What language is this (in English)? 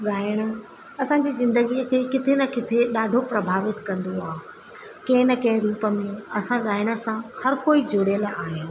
Sindhi